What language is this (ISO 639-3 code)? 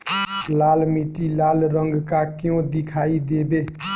bho